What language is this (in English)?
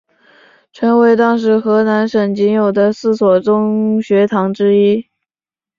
Chinese